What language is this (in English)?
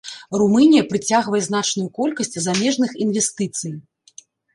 Belarusian